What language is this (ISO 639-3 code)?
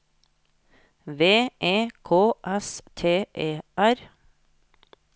nor